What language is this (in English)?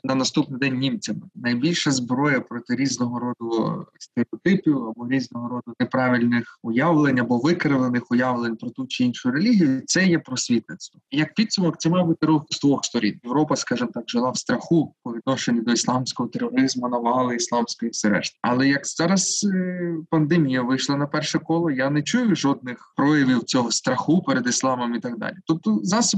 Ukrainian